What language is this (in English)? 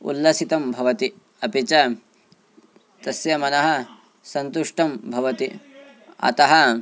Sanskrit